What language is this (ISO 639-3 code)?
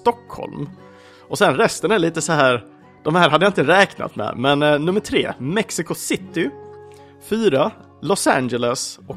swe